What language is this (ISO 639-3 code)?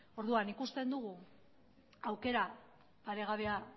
eus